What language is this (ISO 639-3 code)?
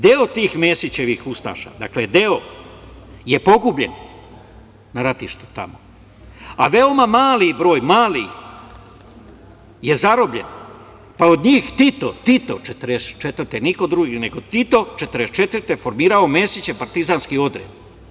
srp